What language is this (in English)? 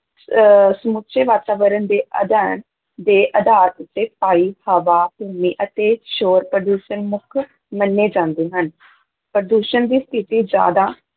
Punjabi